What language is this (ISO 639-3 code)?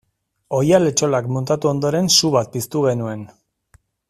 eus